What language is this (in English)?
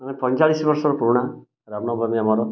Odia